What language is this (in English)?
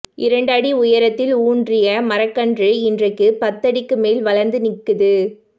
Tamil